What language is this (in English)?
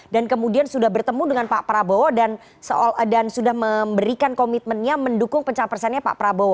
Indonesian